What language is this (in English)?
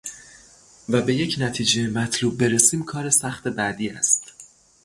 Persian